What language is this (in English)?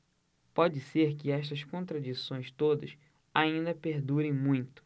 Portuguese